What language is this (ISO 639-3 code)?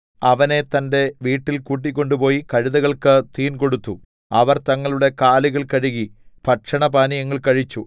mal